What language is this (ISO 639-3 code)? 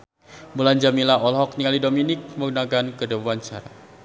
sun